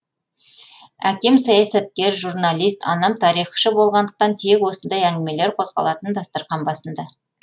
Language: Kazakh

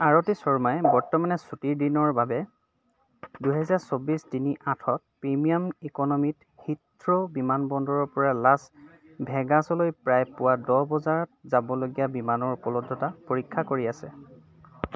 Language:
Assamese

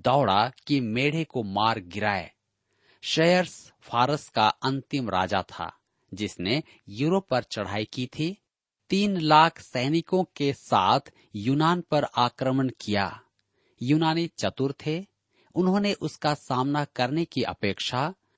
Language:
Hindi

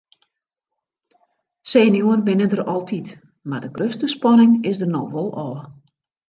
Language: Western Frisian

